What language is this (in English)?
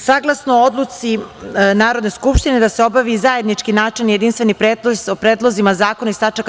Serbian